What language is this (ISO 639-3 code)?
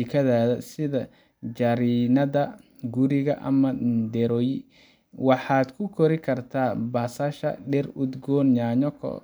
som